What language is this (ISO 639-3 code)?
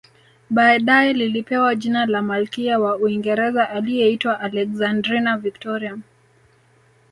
swa